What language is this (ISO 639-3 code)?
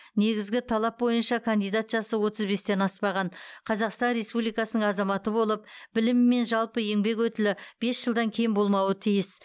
kaz